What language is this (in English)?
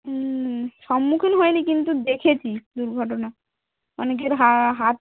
Bangla